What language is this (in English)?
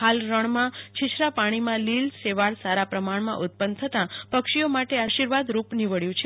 Gujarati